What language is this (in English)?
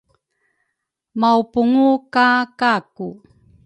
Rukai